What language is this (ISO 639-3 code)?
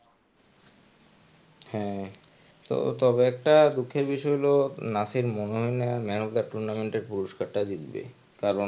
ben